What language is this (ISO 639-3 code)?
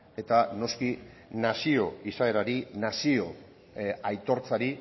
eus